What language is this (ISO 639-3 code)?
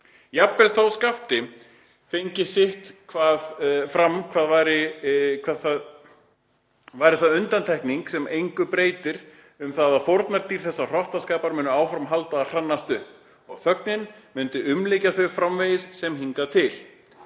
isl